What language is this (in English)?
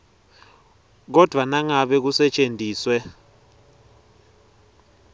Swati